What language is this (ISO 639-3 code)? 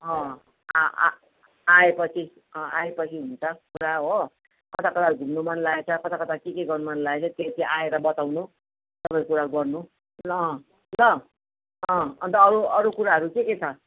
nep